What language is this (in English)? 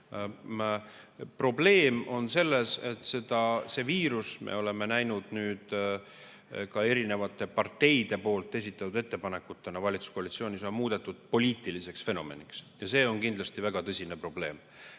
Estonian